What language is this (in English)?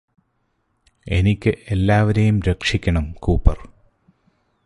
Malayalam